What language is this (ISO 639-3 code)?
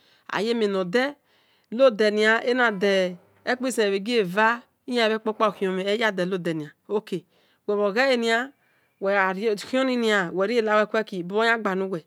ish